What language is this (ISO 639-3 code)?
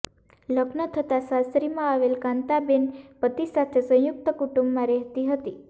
guj